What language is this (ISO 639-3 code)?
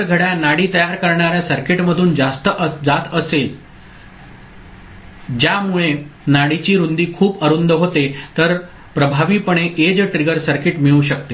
mar